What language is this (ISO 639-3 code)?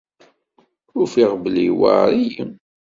kab